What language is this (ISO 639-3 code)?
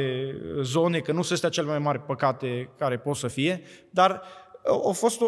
ron